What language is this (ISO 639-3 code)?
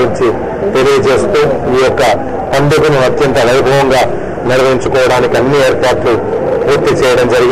tel